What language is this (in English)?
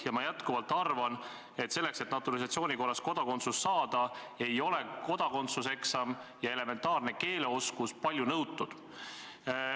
Estonian